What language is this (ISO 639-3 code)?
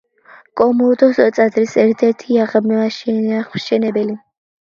kat